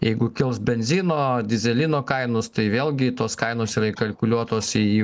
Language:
Lithuanian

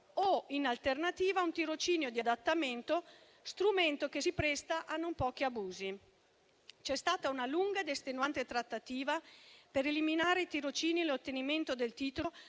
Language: Italian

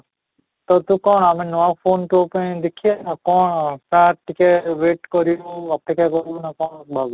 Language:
Odia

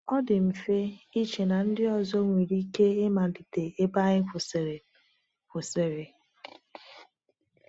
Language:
Igbo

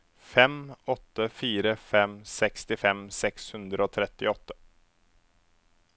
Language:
Norwegian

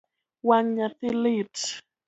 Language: Luo (Kenya and Tanzania)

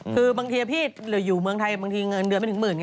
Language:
Thai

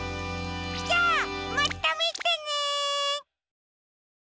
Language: Japanese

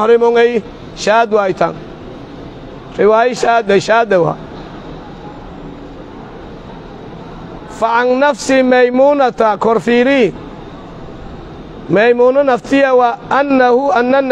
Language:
Arabic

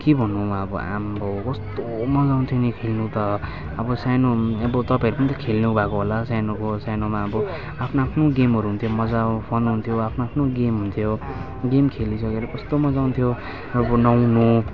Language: Nepali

